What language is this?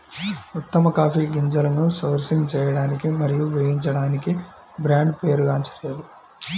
Telugu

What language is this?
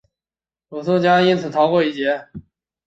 Chinese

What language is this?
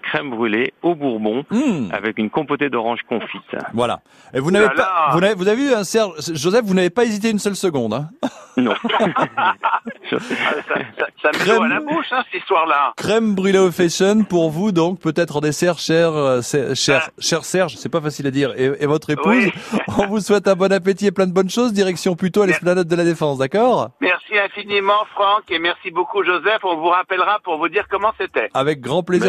French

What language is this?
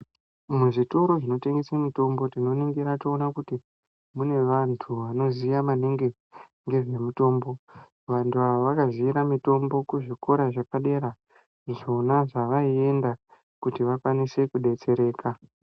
Ndau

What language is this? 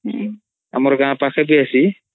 Odia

